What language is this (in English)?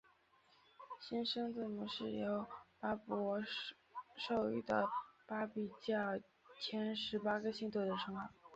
Chinese